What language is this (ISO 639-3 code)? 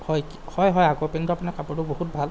asm